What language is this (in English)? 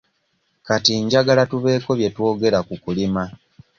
Ganda